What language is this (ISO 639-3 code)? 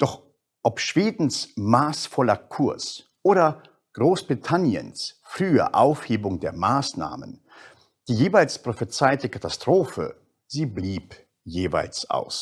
deu